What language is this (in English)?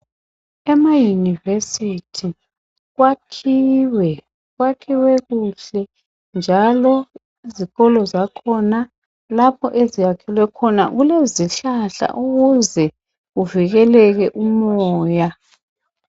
North Ndebele